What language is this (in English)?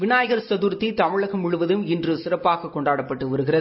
Tamil